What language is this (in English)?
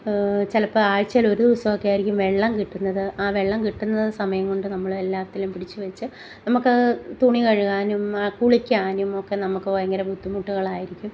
Malayalam